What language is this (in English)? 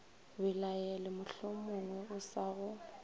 Northern Sotho